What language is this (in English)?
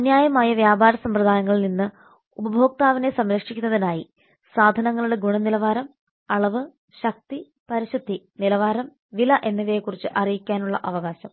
Malayalam